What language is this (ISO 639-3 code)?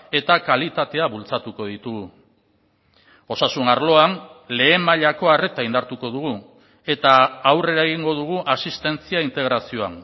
eus